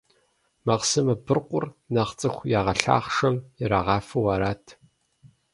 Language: Kabardian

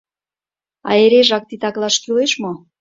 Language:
Mari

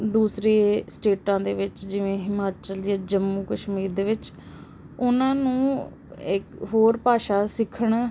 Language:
Punjabi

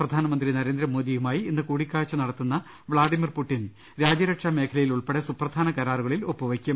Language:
Malayalam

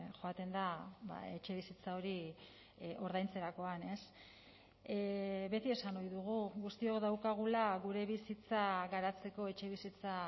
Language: Basque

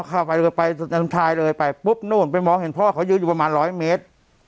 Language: Thai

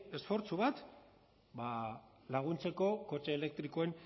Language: Basque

